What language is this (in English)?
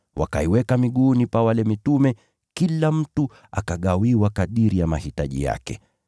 Swahili